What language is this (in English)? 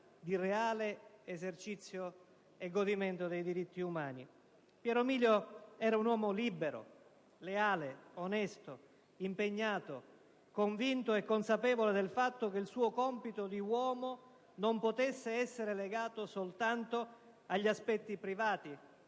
Italian